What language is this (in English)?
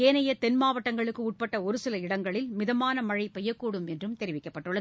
Tamil